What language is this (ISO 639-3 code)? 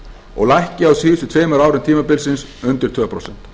isl